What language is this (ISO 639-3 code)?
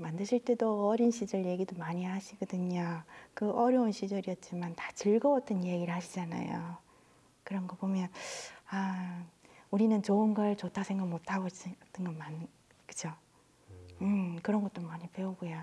kor